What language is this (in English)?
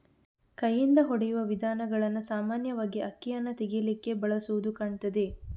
Kannada